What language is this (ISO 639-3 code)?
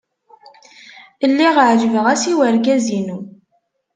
kab